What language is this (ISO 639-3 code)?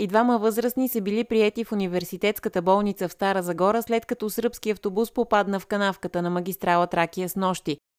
bul